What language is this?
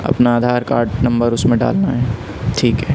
Urdu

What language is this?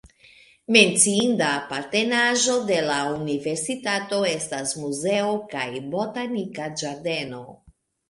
Esperanto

